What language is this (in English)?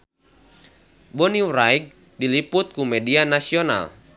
Sundanese